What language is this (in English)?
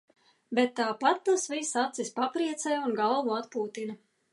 Latvian